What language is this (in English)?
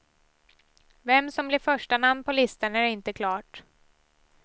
Swedish